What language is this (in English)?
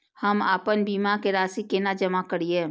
Maithili